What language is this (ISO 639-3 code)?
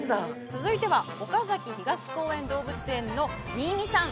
jpn